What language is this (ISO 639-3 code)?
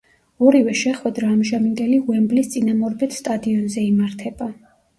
kat